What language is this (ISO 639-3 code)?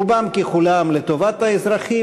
heb